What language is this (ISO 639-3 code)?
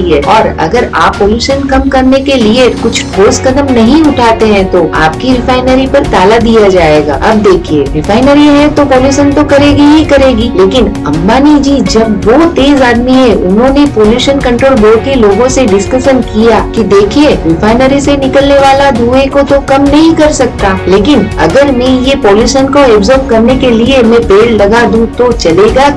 hin